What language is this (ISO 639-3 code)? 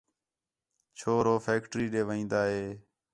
xhe